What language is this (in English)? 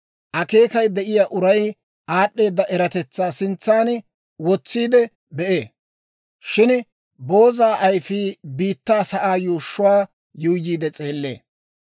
Dawro